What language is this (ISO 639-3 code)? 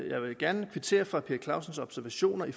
dan